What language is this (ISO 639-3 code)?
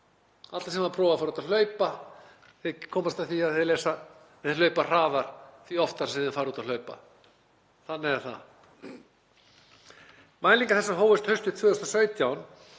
isl